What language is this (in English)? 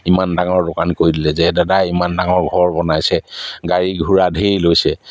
Assamese